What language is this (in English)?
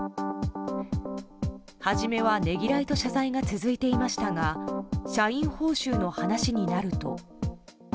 Japanese